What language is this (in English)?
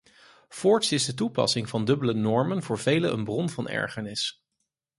Dutch